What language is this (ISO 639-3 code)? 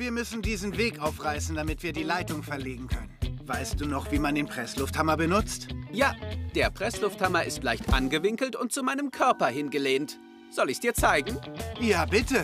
deu